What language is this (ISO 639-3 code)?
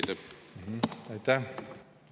est